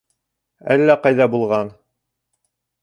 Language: Bashkir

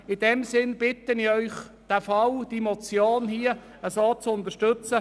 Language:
Swiss German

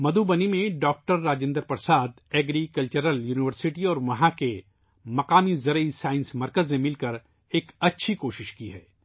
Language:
Urdu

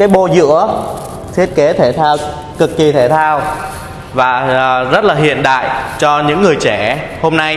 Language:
Vietnamese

